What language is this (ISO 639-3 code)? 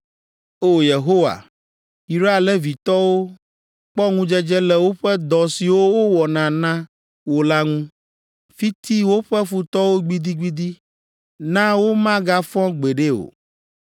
ewe